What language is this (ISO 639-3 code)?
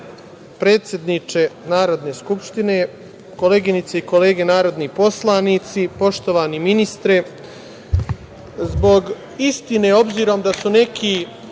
srp